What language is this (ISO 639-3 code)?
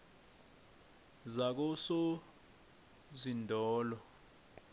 nbl